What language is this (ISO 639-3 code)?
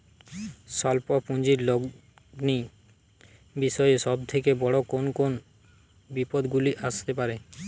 ben